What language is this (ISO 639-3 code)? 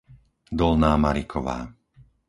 slk